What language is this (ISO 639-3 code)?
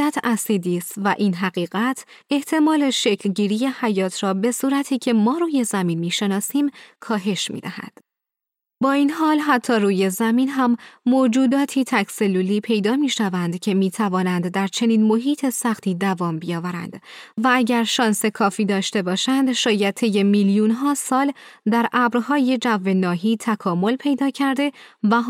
fas